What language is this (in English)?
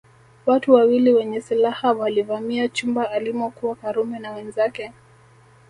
Swahili